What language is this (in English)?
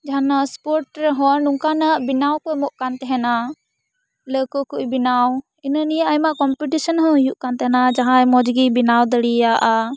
Santali